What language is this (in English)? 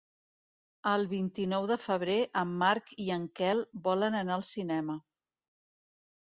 Catalan